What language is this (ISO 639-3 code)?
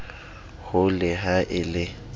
sot